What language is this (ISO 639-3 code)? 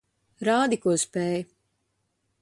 lav